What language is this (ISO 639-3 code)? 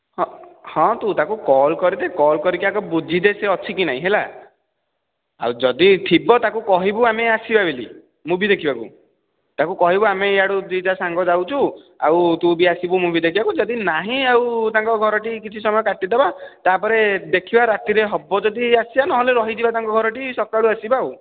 ori